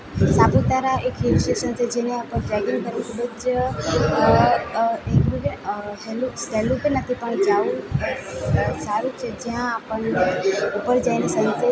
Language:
Gujarati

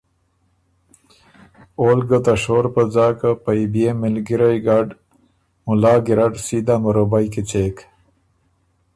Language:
Ormuri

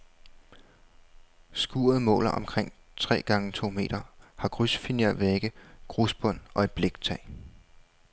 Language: Danish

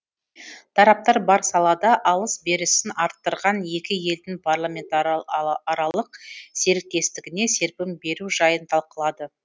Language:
Kazakh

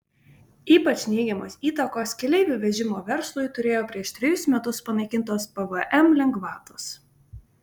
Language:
Lithuanian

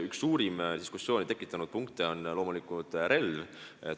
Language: Estonian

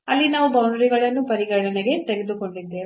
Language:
Kannada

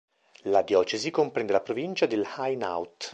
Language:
Italian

